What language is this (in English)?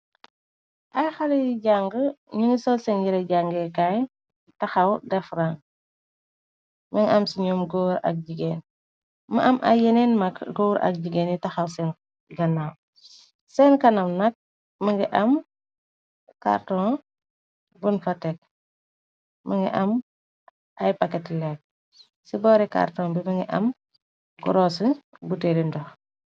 Wolof